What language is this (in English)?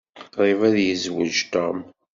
Kabyle